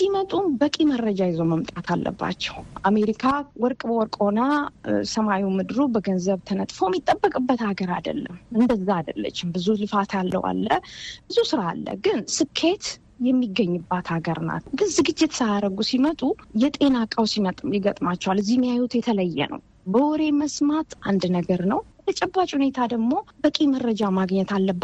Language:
Amharic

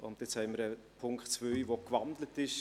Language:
Swiss German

